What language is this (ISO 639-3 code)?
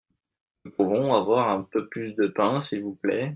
fra